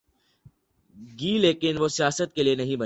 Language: Urdu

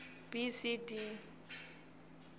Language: Swati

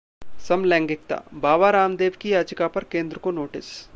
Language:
Hindi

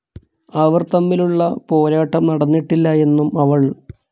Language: Malayalam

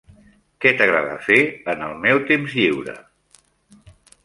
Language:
Catalan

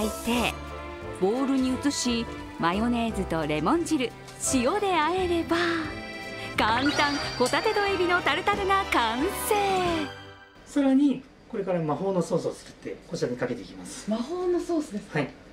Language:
Japanese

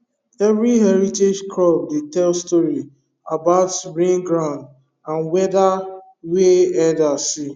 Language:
Nigerian Pidgin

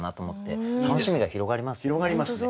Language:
Japanese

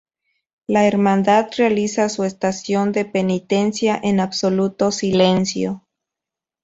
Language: Spanish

